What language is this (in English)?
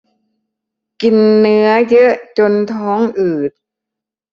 Thai